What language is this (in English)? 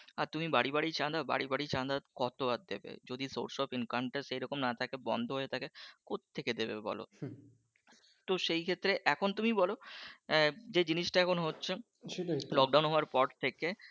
Bangla